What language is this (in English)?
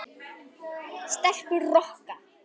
Icelandic